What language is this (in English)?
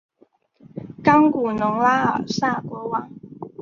Chinese